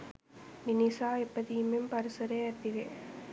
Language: Sinhala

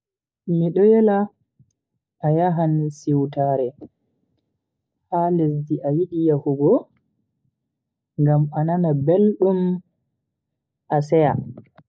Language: Bagirmi Fulfulde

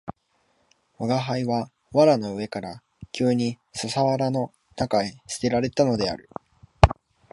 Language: Japanese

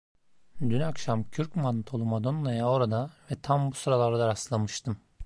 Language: Turkish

